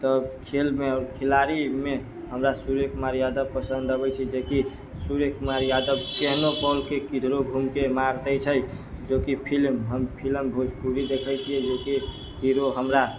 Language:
Maithili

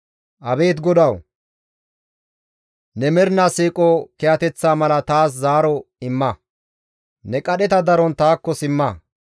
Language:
Gamo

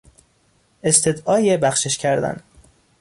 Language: Persian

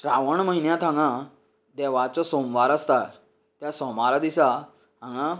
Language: Konkani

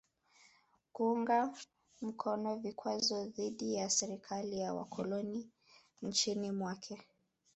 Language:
Swahili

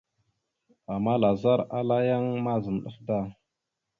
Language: Mada (Cameroon)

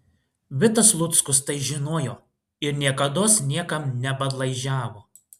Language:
Lithuanian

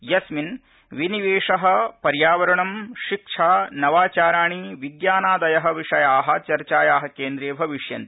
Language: Sanskrit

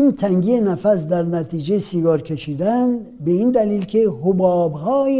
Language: Persian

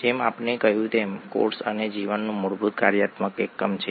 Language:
Gujarati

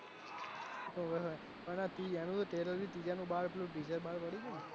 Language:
Gujarati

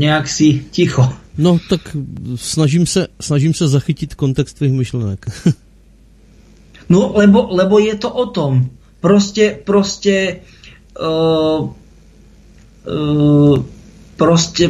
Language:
Czech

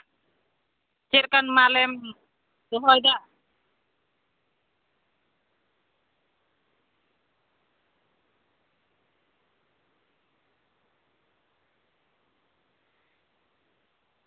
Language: Santali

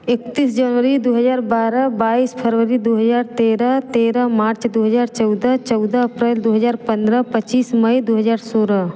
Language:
Hindi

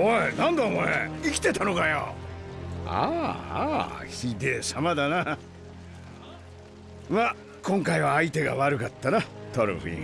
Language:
Japanese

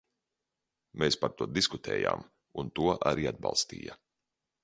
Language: Latvian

